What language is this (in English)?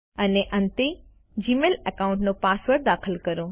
Gujarati